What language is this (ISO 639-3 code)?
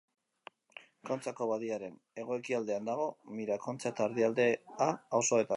eus